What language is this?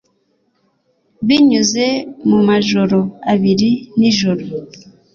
Kinyarwanda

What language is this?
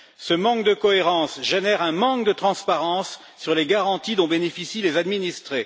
French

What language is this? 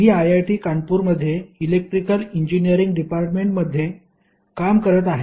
Marathi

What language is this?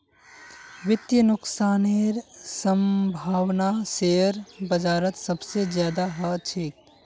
Magahi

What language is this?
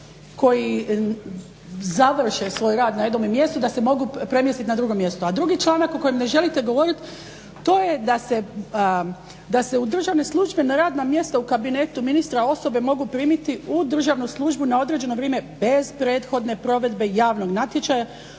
Croatian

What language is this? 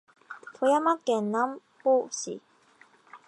Japanese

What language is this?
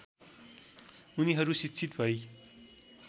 Nepali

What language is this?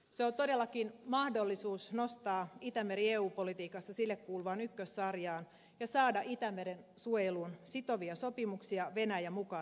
Finnish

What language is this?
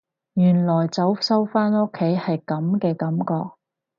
Cantonese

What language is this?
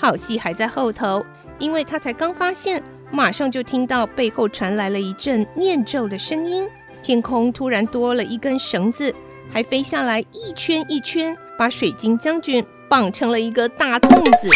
Chinese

